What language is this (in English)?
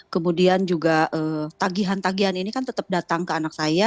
Indonesian